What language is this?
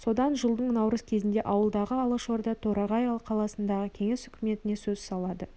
Kazakh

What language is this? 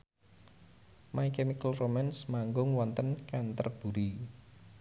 Javanese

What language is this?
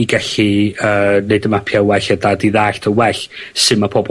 Welsh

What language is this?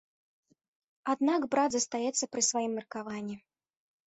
Belarusian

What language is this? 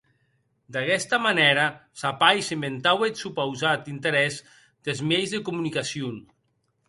Occitan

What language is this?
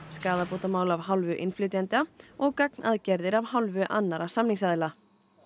Icelandic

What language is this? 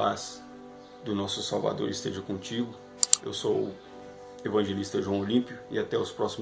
Portuguese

